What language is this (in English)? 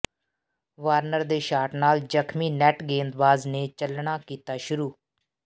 Punjabi